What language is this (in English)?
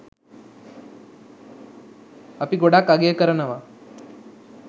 Sinhala